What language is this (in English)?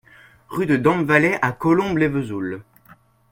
French